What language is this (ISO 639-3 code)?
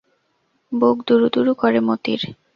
ben